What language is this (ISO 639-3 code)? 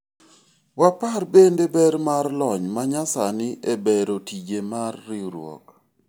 luo